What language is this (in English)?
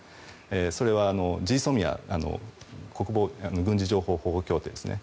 Japanese